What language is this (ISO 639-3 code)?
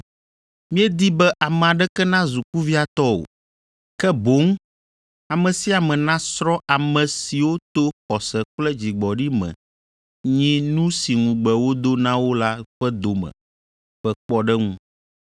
ewe